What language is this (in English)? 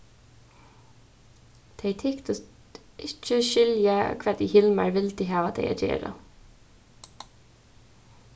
Faroese